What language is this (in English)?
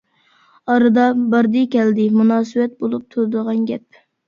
Uyghur